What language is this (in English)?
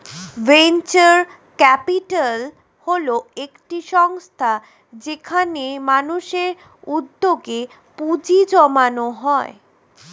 Bangla